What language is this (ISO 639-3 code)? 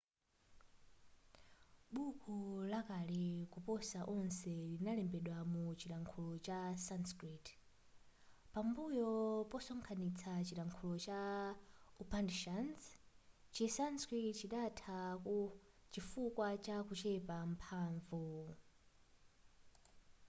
nya